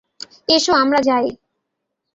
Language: Bangla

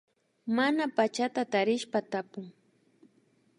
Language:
Imbabura Highland Quichua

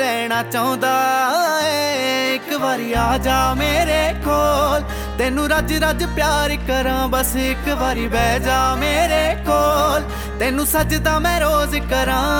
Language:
Hindi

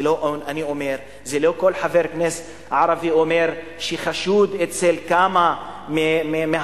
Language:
Hebrew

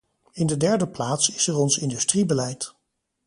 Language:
Dutch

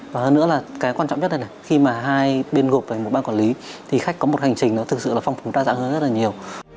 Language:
Vietnamese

